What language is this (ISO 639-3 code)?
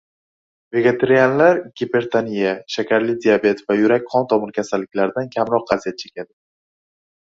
uzb